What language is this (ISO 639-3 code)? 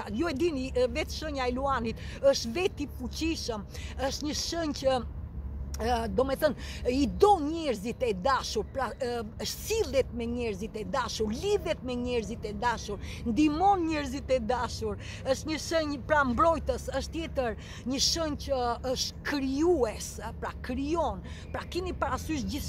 ron